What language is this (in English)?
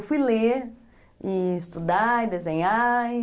Portuguese